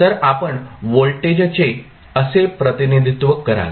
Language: Marathi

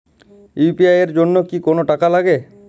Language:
Bangla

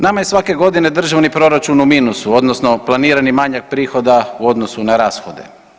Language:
Croatian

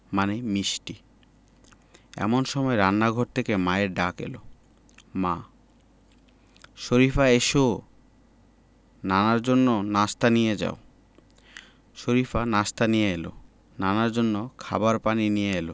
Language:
Bangla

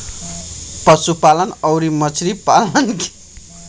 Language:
Bhojpuri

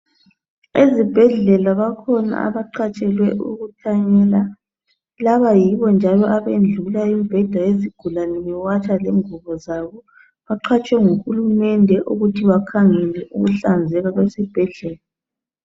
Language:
North Ndebele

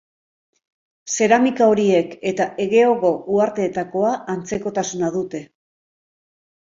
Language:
Basque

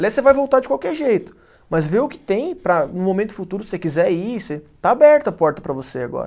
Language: Portuguese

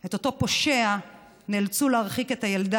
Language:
Hebrew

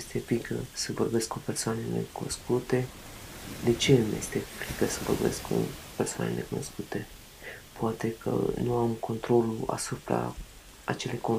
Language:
Romanian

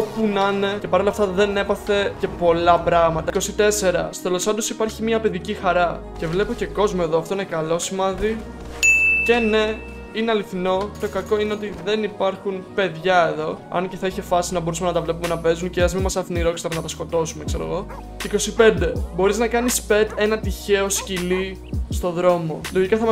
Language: Greek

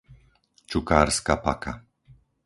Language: Slovak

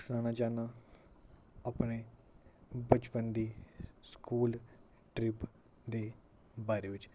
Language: Dogri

